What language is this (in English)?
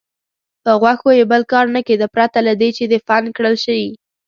Pashto